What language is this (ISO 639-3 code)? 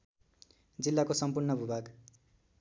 nep